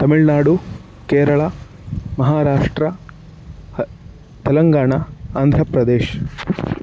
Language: Sanskrit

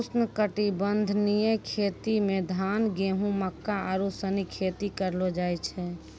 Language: Maithili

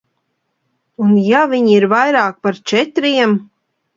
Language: Latvian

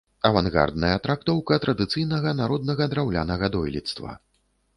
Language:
Belarusian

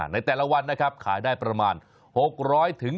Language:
Thai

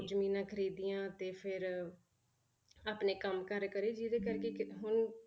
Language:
Punjabi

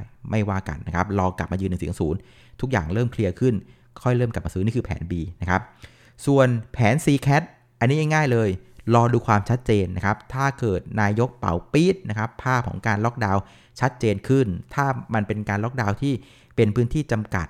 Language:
Thai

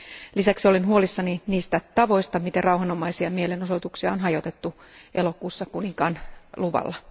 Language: Finnish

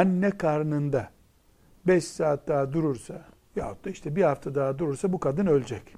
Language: Turkish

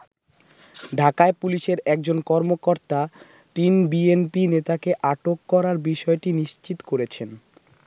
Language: Bangla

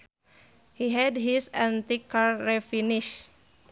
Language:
Sundanese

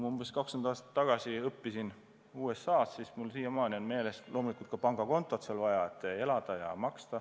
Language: Estonian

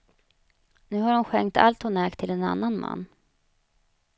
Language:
Swedish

